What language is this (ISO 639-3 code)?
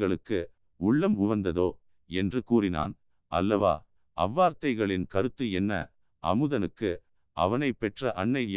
tam